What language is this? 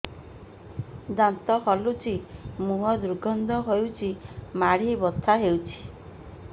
Odia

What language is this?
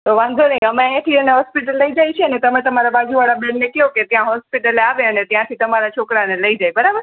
Gujarati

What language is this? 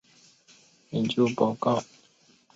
Chinese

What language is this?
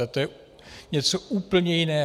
Czech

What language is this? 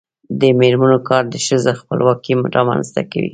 Pashto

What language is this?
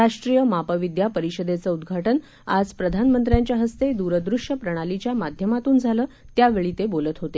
Marathi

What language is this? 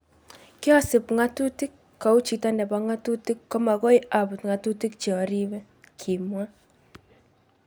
Kalenjin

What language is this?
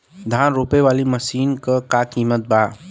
Bhojpuri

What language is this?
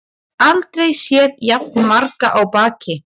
Icelandic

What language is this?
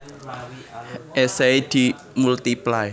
Javanese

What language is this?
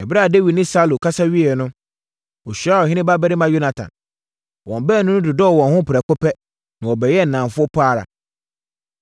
Akan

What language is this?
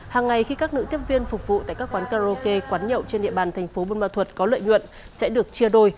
Vietnamese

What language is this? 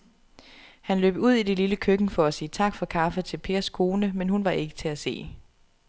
Danish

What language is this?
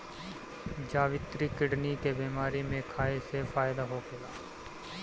Bhojpuri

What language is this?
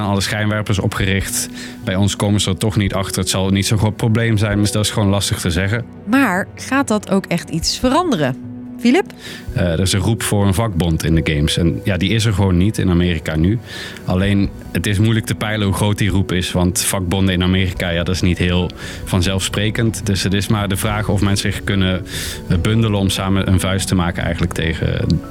Dutch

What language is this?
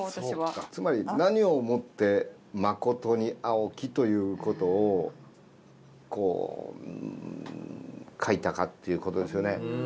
Japanese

